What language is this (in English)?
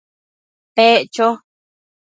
Matsés